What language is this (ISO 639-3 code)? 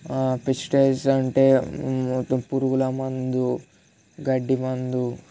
tel